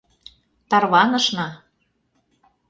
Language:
Mari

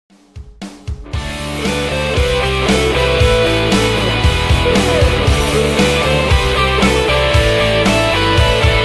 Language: Polish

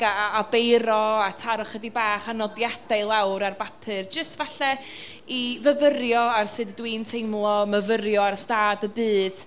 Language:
Welsh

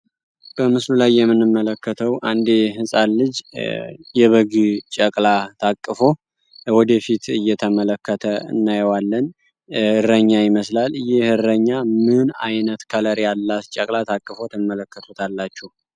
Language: Amharic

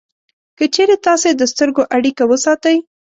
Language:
Pashto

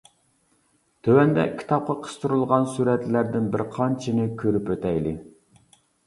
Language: Uyghur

